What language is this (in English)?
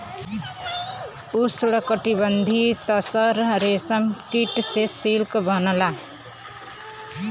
Bhojpuri